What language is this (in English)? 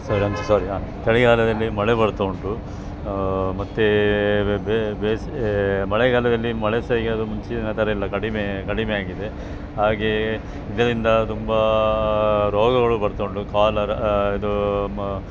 Kannada